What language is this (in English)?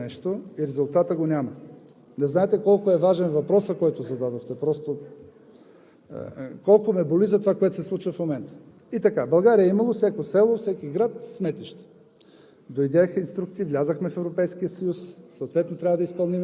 Bulgarian